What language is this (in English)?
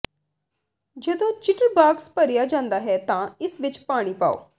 Punjabi